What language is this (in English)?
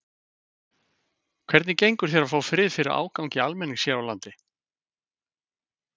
Icelandic